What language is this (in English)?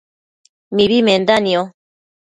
Matsés